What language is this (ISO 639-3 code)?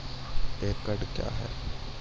mai